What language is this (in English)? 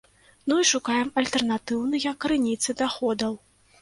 Belarusian